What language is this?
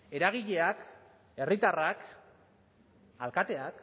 Basque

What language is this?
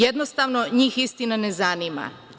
Serbian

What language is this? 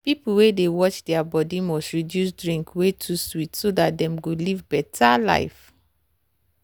Nigerian Pidgin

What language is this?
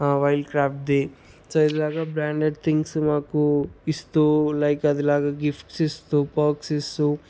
Telugu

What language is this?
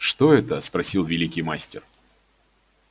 Russian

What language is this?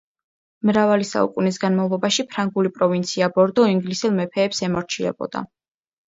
Georgian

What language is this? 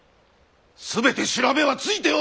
Japanese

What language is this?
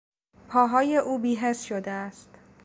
Persian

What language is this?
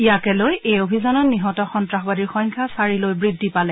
Assamese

